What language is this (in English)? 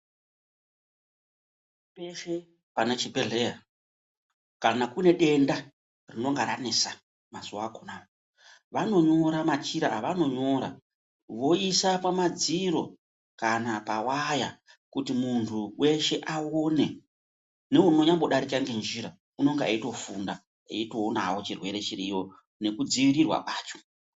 Ndau